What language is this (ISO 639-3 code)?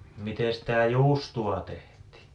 fin